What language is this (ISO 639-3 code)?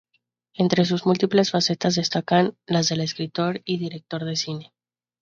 spa